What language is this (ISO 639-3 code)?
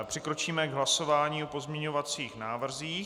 ces